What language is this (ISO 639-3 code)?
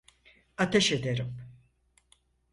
tur